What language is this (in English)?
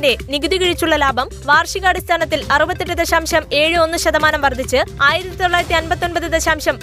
Malayalam